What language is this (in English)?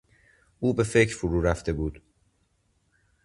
Persian